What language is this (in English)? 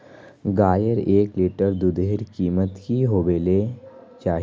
Magahi